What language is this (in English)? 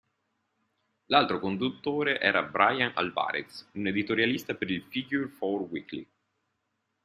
Italian